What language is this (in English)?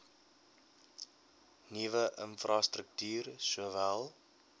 Afrikaans